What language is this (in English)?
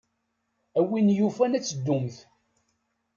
Kabyle